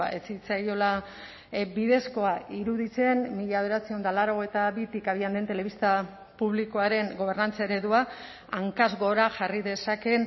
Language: Basque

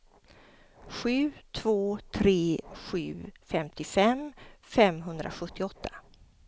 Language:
Swedish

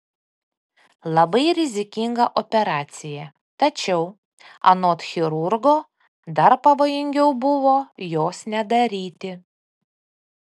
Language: Lithuanian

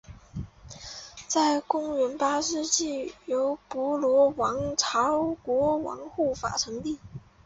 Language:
Chinese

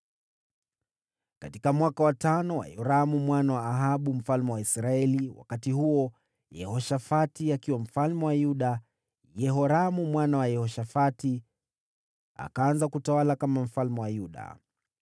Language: Swahili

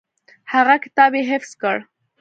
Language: Pashto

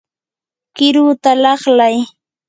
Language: Yanahuanca Pasco Quechua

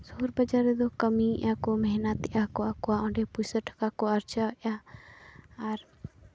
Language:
Santali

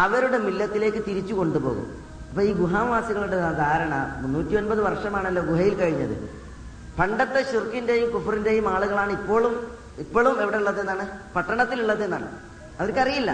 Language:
Malayalam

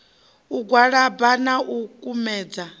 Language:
Venda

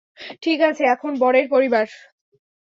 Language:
Bangla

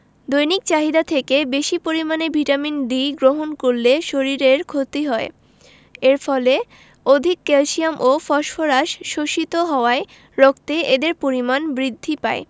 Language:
Bangla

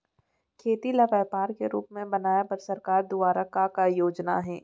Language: Chhattisgarhi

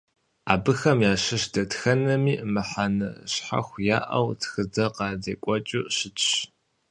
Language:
Kabardian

